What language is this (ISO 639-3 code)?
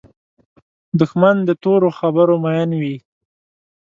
pus